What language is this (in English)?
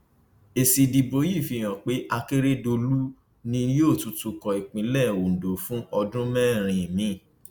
Yoruba